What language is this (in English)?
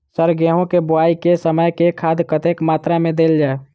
Maithili